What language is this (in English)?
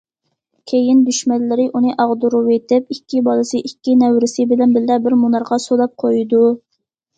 Uyghur